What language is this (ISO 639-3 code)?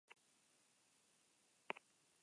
eus